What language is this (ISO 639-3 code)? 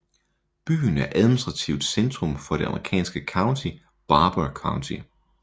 dan